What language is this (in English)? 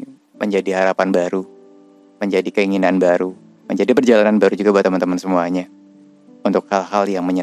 Indonesian